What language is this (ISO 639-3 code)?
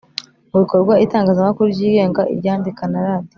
kin